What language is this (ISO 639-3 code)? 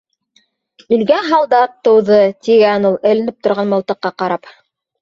bak